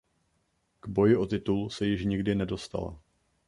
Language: Czech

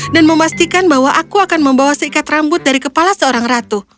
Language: Indonesian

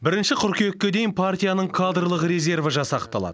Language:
Kazakh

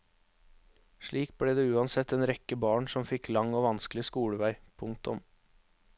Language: Norwegian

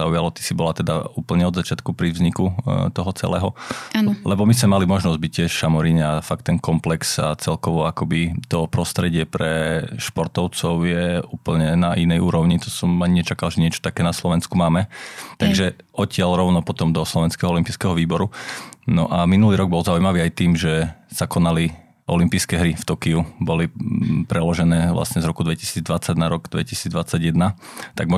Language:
Slovak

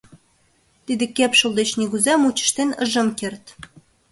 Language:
Mari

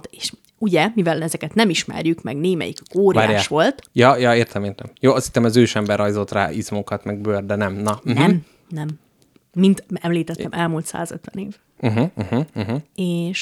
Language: Hungarian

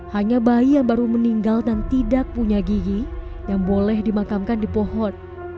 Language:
Indonesian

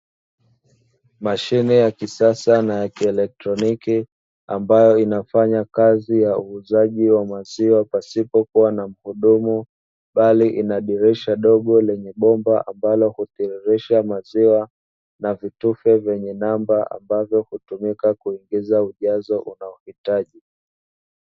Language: Swahili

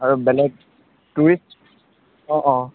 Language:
Assamese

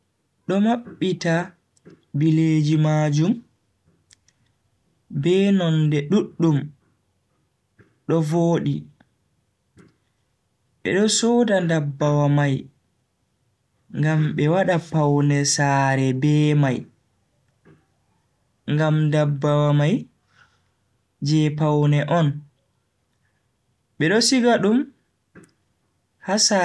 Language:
Bagirmi Fulfulde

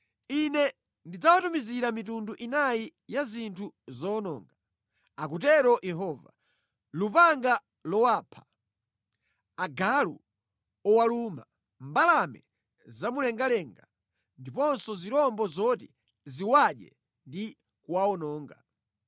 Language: Nyanja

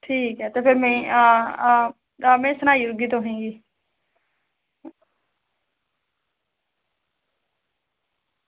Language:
Dogri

